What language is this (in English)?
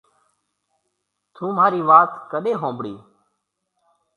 Marwari (Pakistan)